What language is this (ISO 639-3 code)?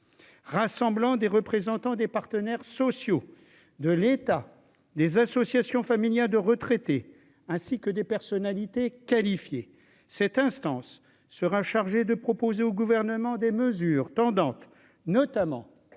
fra